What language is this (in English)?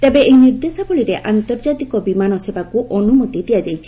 Odia